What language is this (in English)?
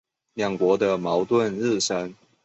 Chinese